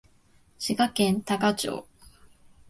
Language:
Japanese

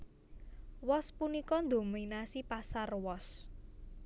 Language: Javanese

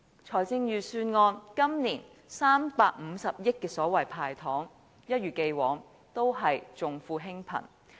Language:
Cantonese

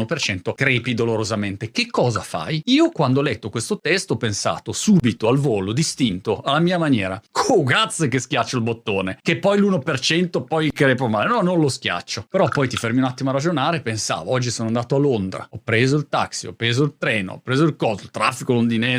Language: Italian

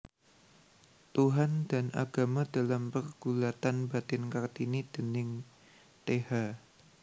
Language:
Javanese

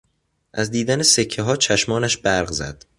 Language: Persian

